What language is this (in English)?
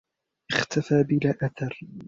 Arabic